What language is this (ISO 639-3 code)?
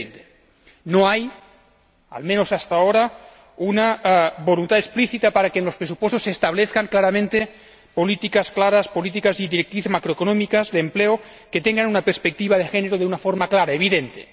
spa